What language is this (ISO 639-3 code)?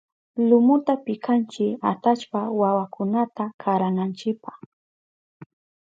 qup